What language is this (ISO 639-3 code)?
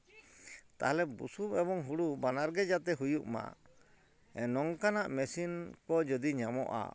sat